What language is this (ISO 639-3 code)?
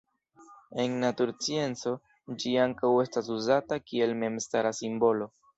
epo